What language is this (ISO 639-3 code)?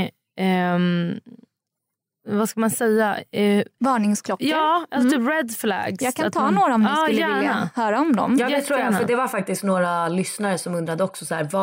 swe